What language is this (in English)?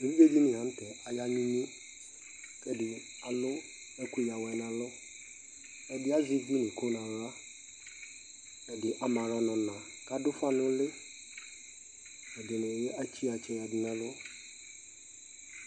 Ikposo